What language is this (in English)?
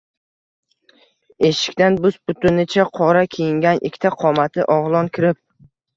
Uzbek